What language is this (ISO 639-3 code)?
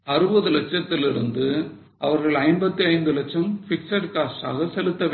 tam